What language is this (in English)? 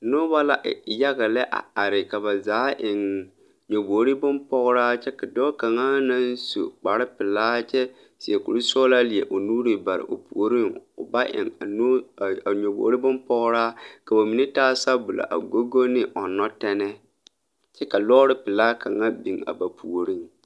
Southern Dagaare